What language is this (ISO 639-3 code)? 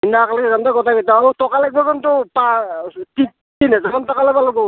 asm